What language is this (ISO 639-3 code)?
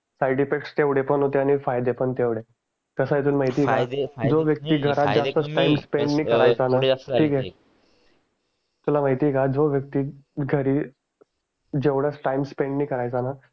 mar